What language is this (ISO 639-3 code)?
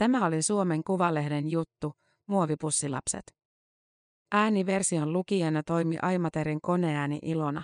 fin